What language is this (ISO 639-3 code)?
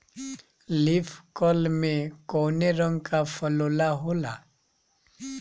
bho